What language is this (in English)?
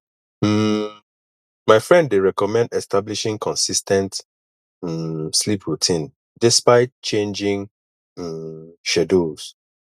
Nigerian Pidgin